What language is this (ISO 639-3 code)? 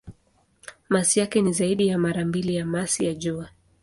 swa